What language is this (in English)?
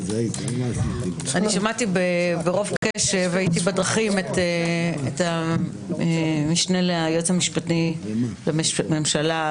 Hebrew